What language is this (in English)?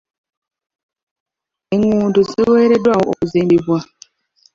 Ganda